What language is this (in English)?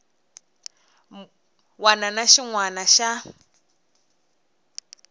Tsonga